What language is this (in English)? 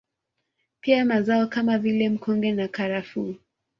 Swahili